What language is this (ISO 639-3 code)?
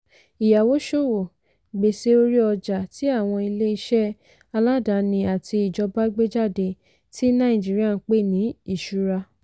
yor